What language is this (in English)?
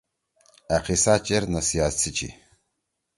Torwali